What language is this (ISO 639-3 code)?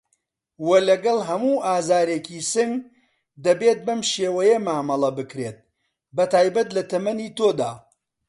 ckb